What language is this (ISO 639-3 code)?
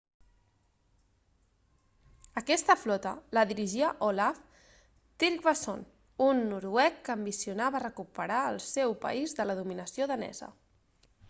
cat